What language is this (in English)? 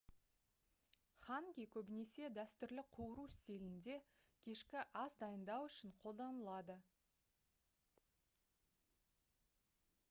Kazakh